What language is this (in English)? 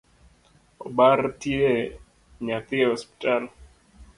Luo (Kenya and Tanzania)